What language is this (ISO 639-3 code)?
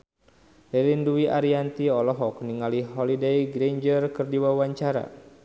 sun